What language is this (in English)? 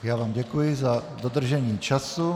Czech